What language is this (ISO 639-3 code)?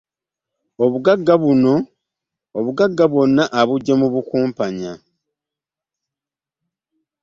lug